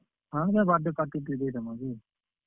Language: Odia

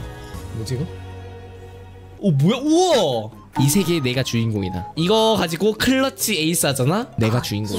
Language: Korean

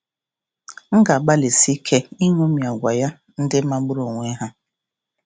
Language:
Igbo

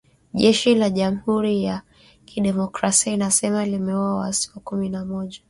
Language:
Swahili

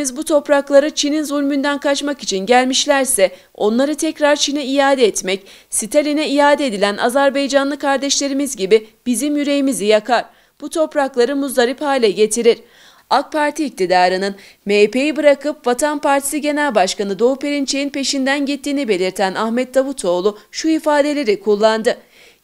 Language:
Turkish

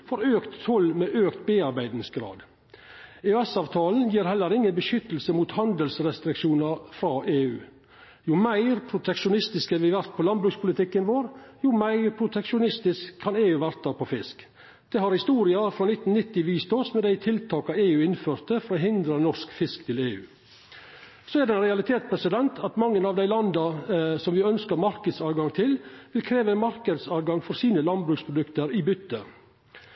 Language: Norwegian Nynorsk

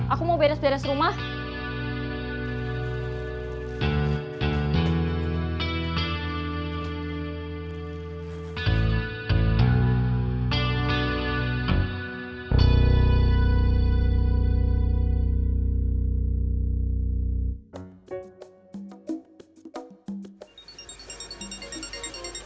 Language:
Indonesian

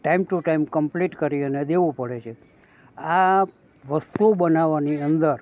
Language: Gujarati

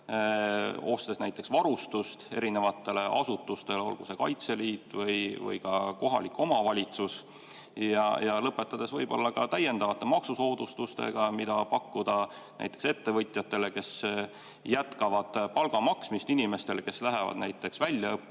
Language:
Estonian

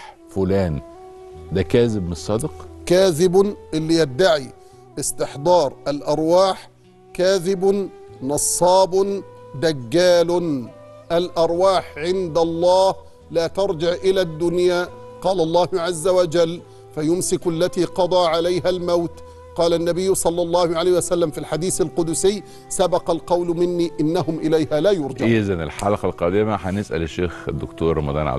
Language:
Arabic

